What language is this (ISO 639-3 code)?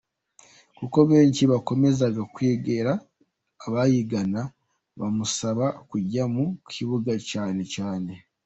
kin